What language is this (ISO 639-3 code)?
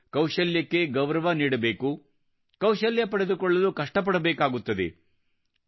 kan